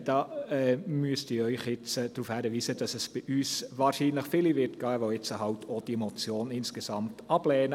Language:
Swiss German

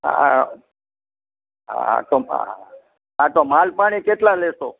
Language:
Gujarati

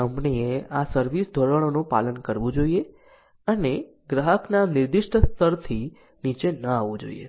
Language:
Gujarati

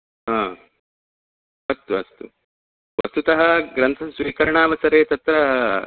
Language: Sanskrit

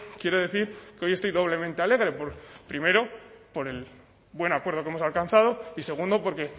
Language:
Spanish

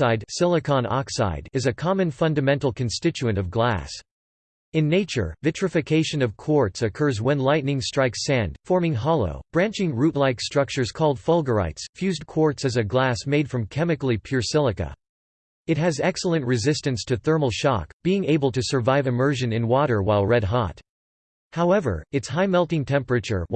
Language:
English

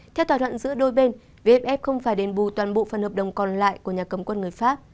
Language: Vietnamese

